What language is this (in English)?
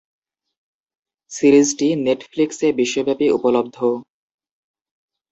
Bangla